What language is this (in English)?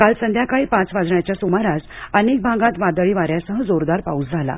Marathi